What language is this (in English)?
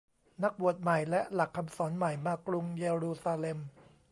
Thai